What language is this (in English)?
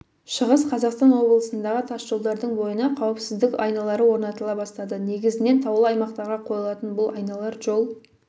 Kazakh